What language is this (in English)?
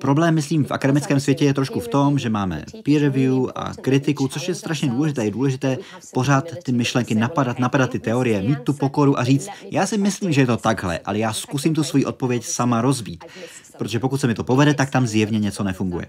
Czech